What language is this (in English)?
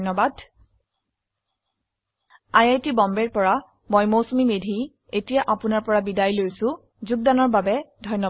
Assamese